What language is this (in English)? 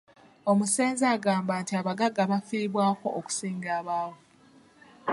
Ganda